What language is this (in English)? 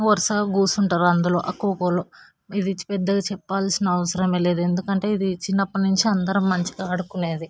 Telugu